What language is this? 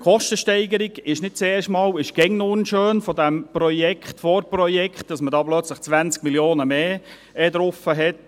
Swiss German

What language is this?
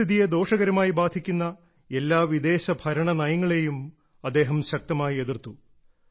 Malayalam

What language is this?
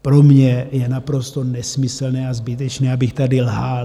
Czech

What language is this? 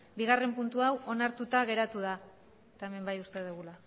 Basque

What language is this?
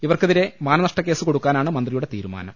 Malayalam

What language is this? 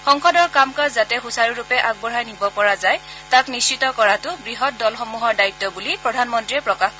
Assamese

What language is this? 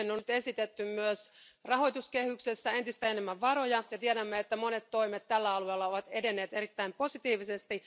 Finnish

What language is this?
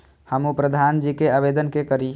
Maithili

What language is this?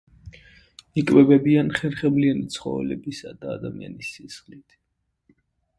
Georgian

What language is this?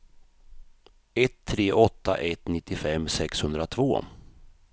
Swedish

